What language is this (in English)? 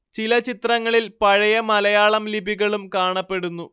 Malayalam